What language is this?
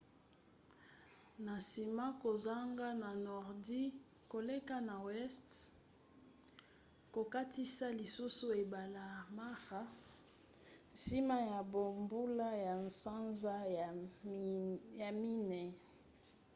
Lingala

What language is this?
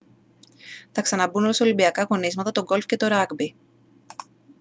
Greek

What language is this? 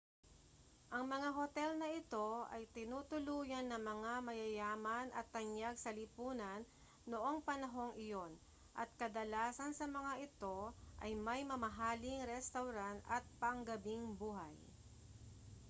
Filipino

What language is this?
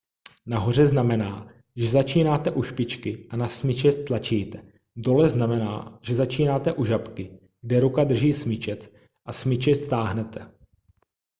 Czech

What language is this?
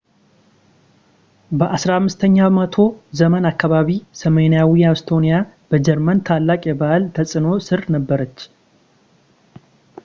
Amharic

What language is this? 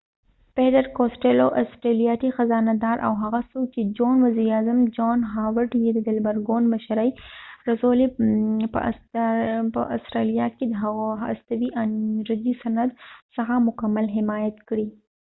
Pashto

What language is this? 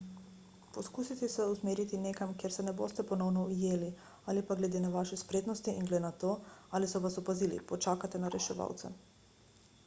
Slovenian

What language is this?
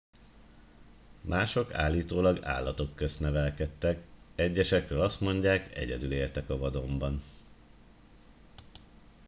Hungarian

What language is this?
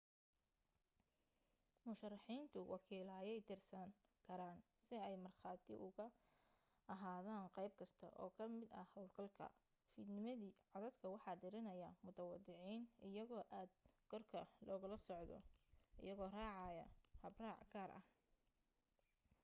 Somali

